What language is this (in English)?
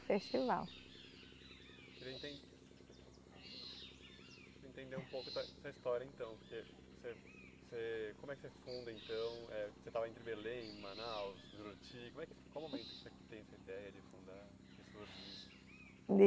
Portuguese